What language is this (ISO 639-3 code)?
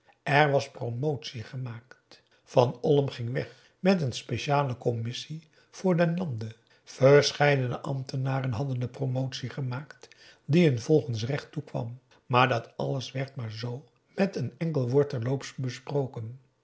nld